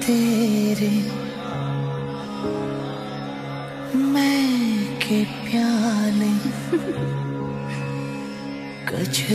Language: Romanian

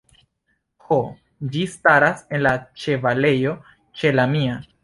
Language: Esperanto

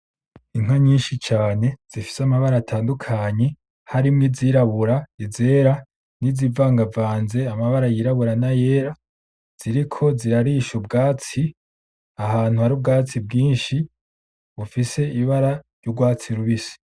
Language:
Rundi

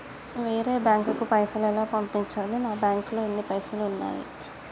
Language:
Telugu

